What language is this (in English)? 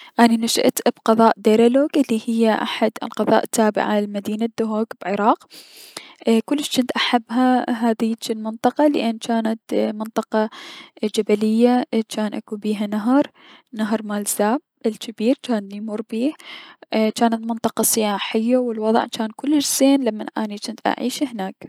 Mesopotamian Arabic